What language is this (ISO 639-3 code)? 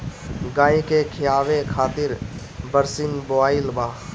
bho